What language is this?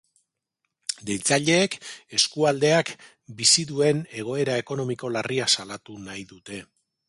Basque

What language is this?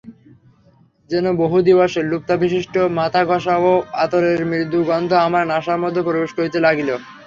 Bangla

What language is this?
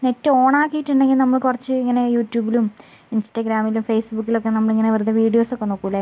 Malayalam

